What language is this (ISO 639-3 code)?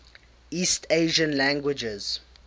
eng